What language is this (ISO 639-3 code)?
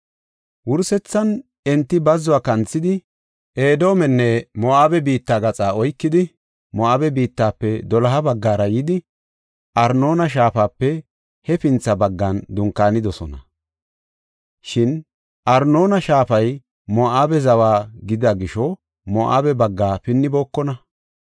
gof